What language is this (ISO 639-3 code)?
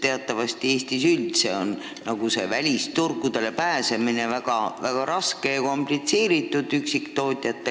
est